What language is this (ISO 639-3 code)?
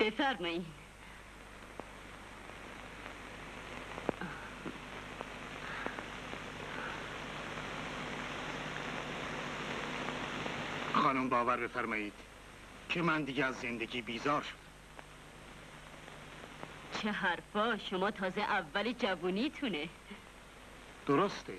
fas